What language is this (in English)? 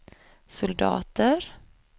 Swedish